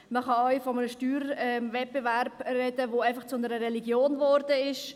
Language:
Swiss German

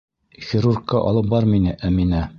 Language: Bashkir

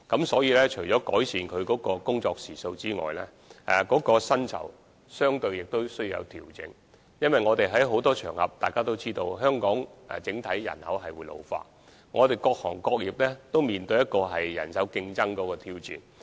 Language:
Cantonese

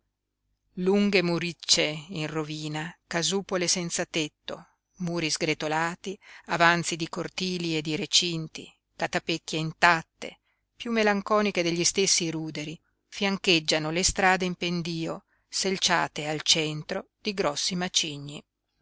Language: Italian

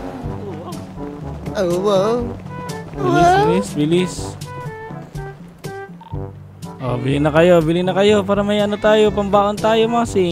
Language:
Filipino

